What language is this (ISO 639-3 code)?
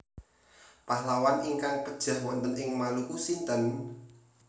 jav